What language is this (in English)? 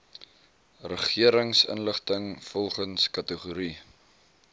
Afrikaans